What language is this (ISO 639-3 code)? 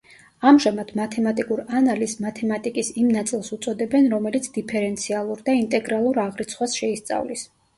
kat